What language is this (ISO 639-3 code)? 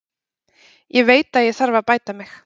isl